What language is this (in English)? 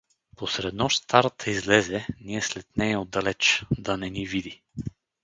Bulgarian